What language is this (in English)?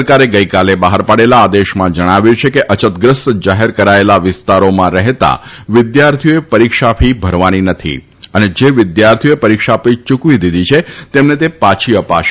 Gujarati